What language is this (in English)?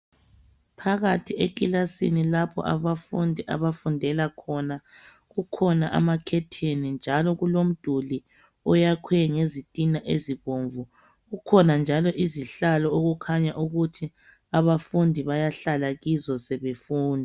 North Ndebele